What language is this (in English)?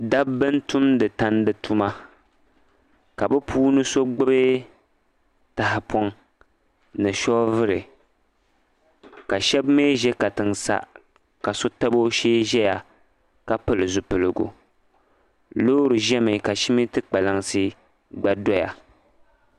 Dagbani